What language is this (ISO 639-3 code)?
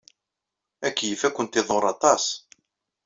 kab